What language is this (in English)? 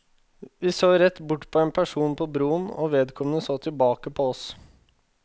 Norwegian